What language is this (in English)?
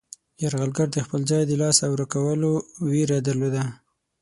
Pashto